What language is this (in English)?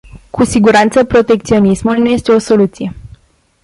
Romanian